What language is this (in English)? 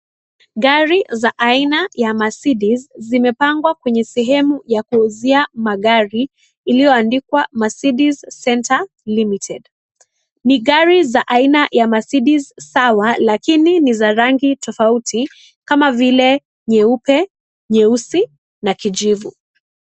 Swahili